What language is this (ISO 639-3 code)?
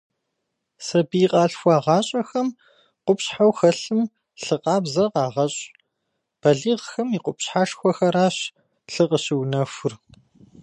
kbd